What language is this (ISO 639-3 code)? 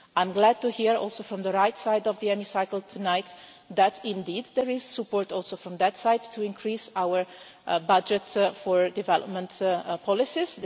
eng